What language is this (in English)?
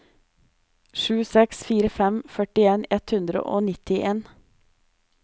Norwegian